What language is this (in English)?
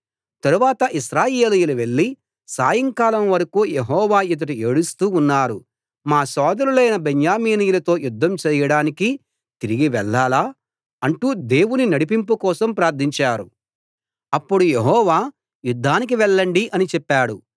Telugu